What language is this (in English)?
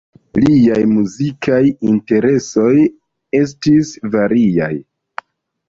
Esperanto